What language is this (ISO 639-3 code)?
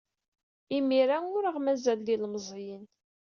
kab